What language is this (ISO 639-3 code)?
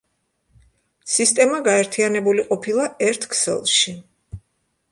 kat